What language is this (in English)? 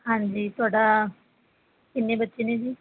Punjabi